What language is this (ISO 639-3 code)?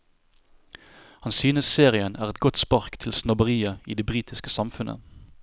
nor